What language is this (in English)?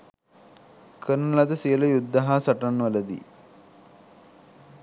Sinhala